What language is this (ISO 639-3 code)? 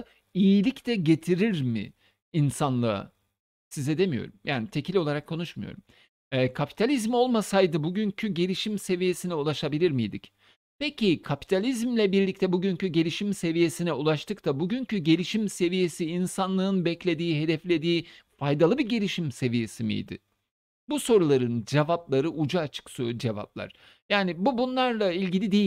tur